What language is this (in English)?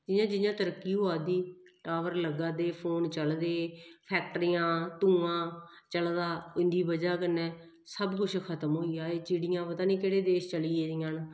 Dogri